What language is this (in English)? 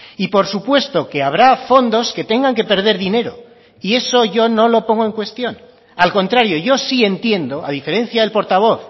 Spanish